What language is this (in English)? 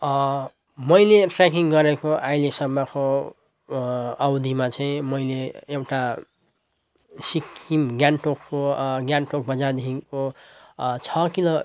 Nepali